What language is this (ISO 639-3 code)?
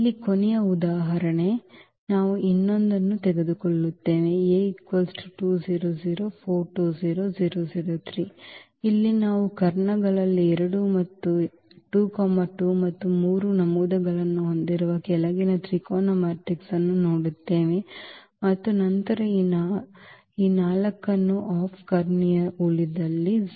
kan